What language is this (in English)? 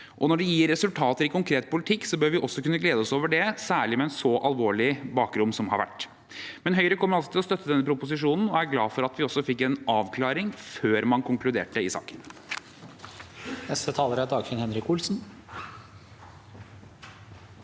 Norwegian